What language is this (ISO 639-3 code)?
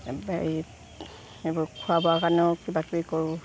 asm